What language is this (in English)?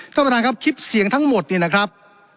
Thai